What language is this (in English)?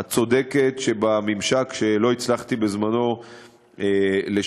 Hebrew